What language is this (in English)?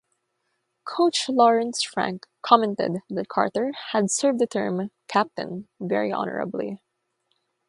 English